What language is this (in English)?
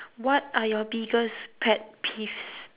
English